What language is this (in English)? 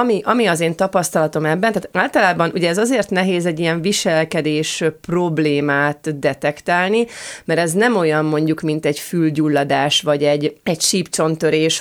Hungarian